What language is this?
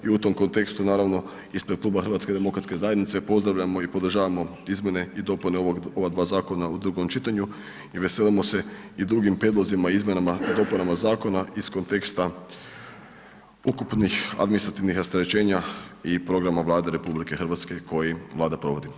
Croatian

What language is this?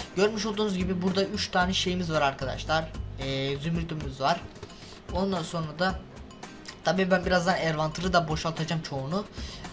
Turkish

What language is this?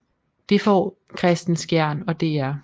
Danish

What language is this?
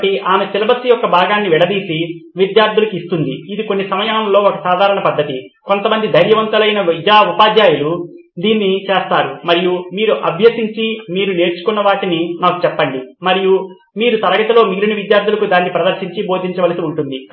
Telugu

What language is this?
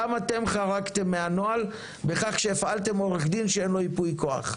Hebrew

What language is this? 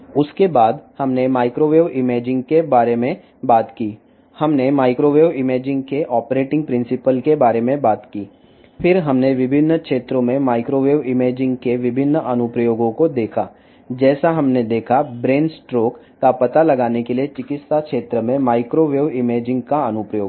Telugu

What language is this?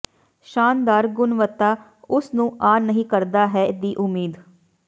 Punjabi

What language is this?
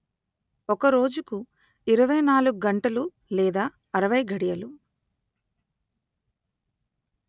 Telugu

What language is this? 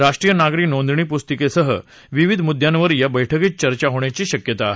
Marathi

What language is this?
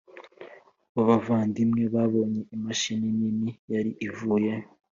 Kinyarwanda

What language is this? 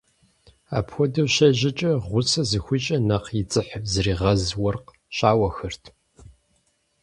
Kabardian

